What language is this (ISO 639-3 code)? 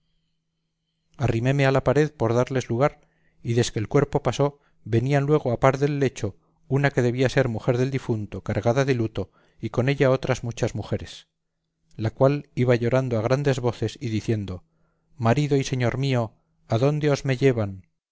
spa